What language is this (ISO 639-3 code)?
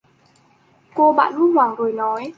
vie